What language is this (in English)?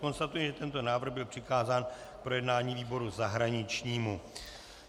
Czech